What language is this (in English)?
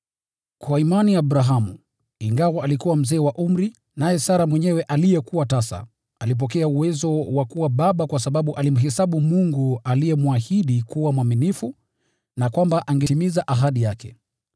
Swahili